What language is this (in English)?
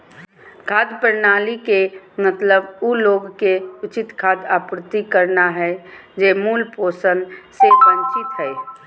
Magahi